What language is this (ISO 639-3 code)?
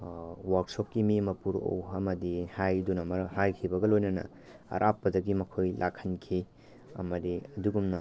mni